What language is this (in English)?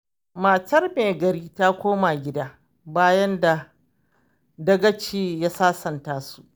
Hausa